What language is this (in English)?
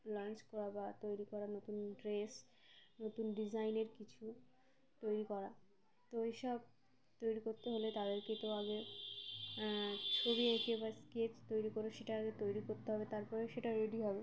Bangla